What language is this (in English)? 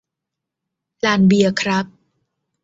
Thai